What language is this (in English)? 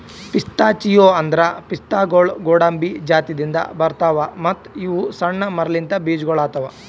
Kannada